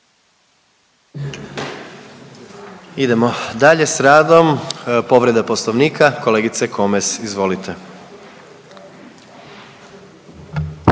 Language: Croatian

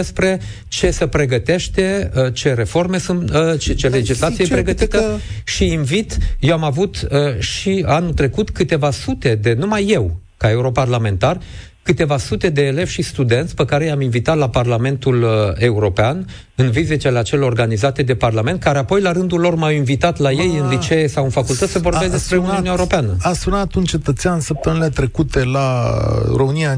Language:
Romanian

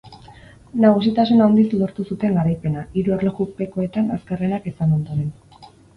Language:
Basque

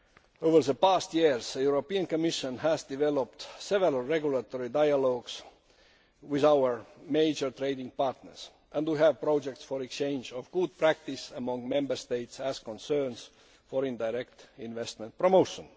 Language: English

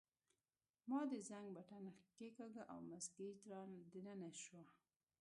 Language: Pashto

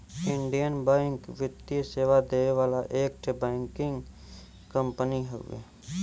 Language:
Bhojpuri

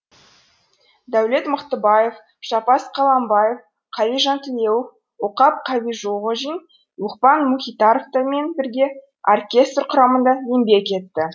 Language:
Kazakh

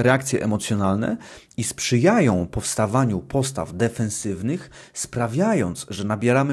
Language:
Polish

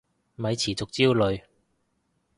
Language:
Cantonese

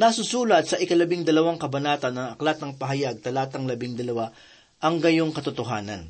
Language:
Filipino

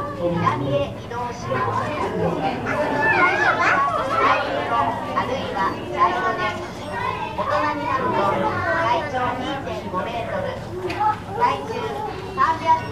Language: Japanese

